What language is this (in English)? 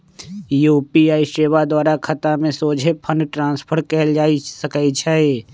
Magahi